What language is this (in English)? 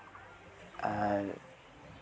Santali